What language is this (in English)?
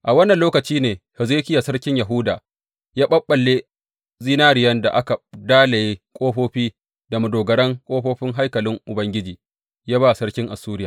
Hausa